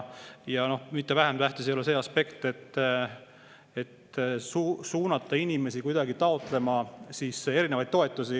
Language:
Estonian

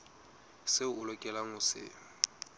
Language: Southern Sotho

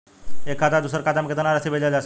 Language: Bhojpuri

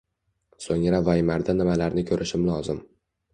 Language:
Uzbek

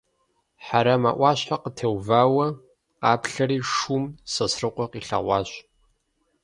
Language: Kabardian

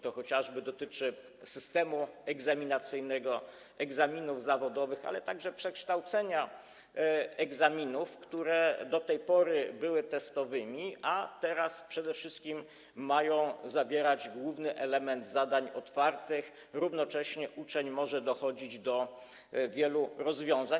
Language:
Polish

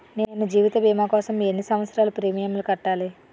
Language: Telugu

